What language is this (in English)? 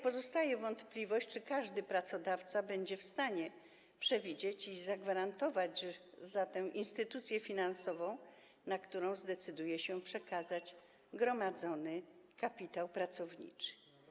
Polish